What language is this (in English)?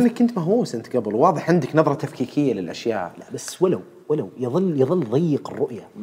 Arabic